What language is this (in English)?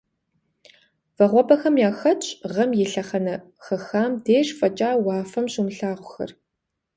Kabardian